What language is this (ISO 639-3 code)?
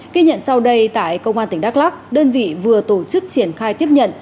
vie